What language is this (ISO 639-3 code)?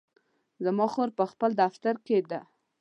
pus